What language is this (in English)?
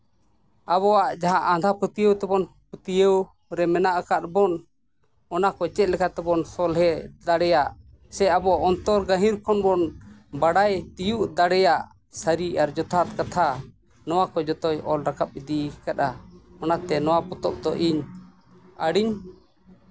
Santali